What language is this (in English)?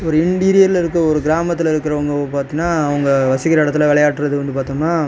Tamil